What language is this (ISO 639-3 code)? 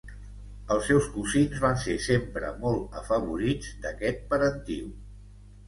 cat